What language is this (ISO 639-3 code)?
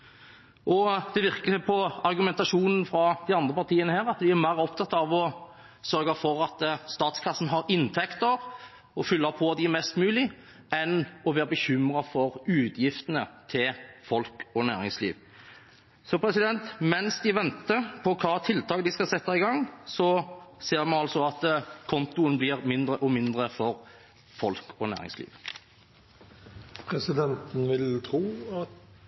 nob